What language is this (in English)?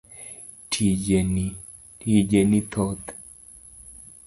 Luo (Kenya and Tanzania)